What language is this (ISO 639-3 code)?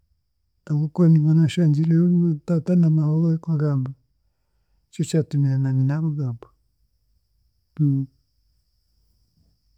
cgg